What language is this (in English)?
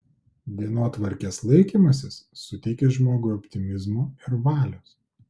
Lithuanian